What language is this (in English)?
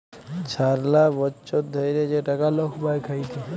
Bangla